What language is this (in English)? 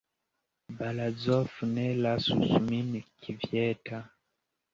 Esperanto